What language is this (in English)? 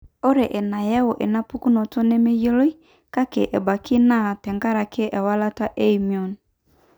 Masai